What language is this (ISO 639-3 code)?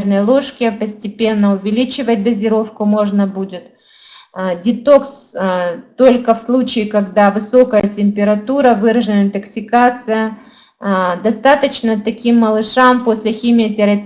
rus